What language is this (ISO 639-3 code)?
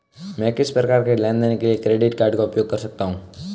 hin